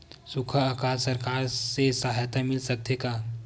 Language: Chhattisgarhi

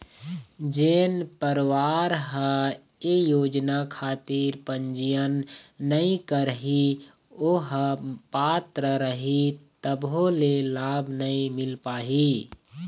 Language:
Chhattisgarhi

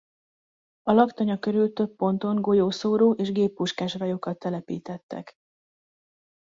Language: Hungarian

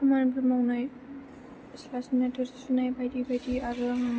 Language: Bodo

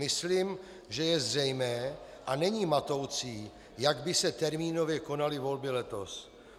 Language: Czech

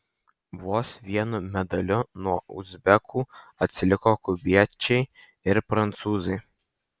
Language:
Lithuanian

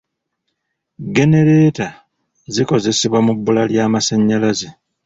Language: Ganda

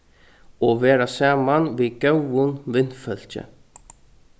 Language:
Faroese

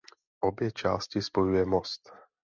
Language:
Czech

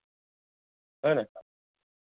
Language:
Gujarati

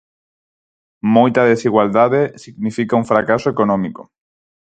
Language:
Galician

